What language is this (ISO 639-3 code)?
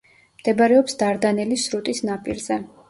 kat